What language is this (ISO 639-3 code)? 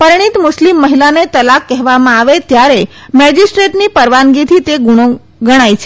guj